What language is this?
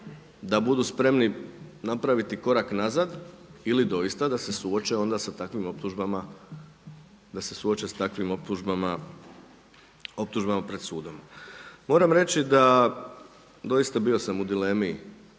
Croatian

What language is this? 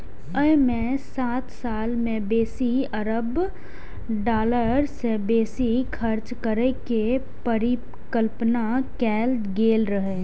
Maithili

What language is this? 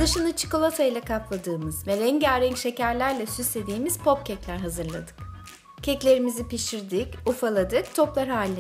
Turkish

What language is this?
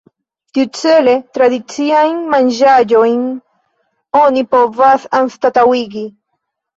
Esperanto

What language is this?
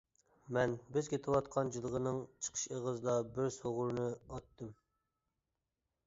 Uyghur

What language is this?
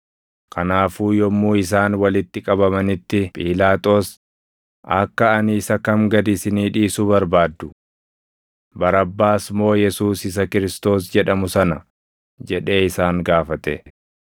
Oromo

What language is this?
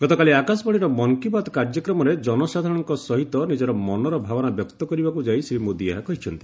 Odia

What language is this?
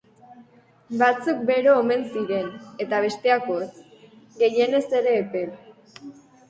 Basque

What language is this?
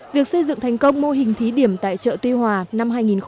Vietnamese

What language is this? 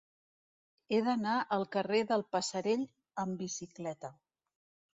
Catalan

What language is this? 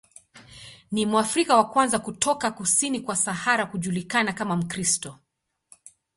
Swahili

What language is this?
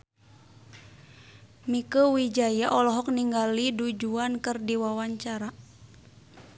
Sundanese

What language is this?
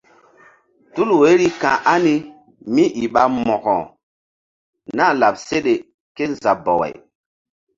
Mbum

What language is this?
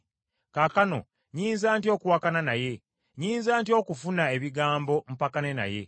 Ganda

